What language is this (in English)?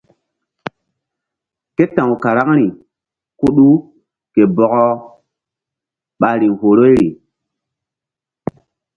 Mbum